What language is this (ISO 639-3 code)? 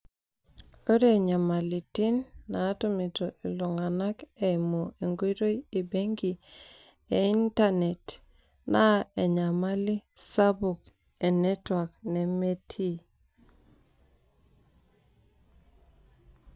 mas